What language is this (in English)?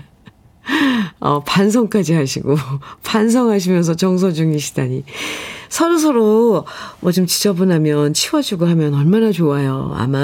Korean